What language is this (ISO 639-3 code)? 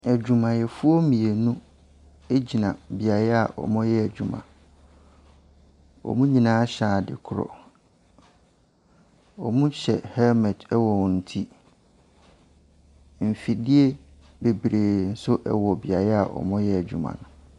aka